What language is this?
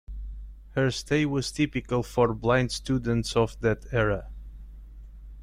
English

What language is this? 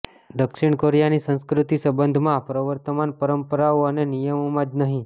Gujarati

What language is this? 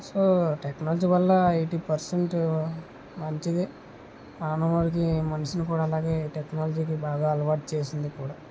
Telugu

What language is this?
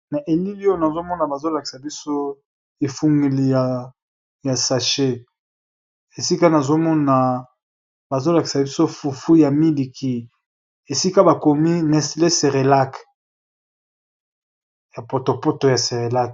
Lingala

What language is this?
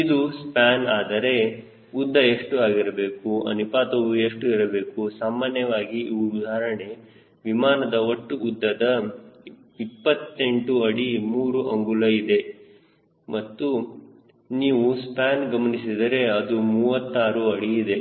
Kannada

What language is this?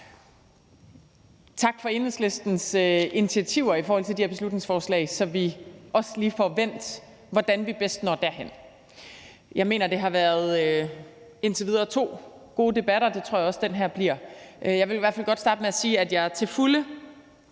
Danish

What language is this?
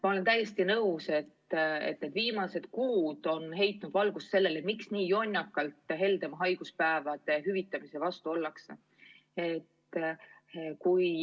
Estonian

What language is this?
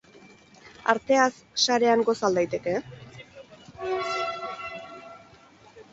Basque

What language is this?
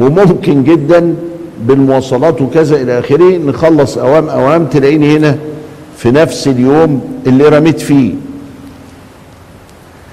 Arabic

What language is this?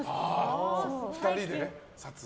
Japanese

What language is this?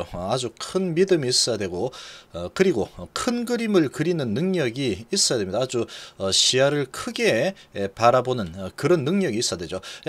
Korean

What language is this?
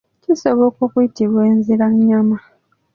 Ganda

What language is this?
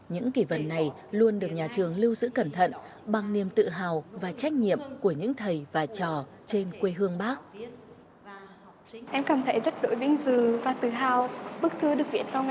Vietnamese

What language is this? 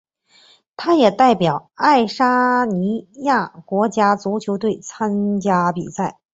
Chinese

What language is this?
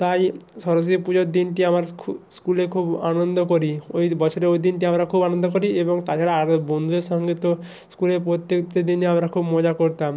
Bangla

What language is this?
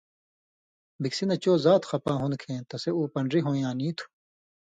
Indus Kohistani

